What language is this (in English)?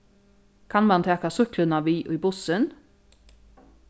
Faroese